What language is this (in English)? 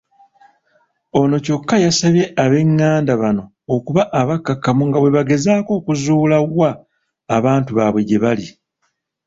Ganda